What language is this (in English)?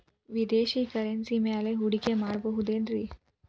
Kannada